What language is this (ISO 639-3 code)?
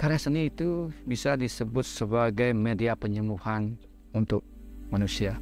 ind